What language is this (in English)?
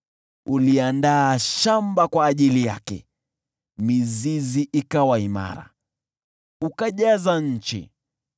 Swahili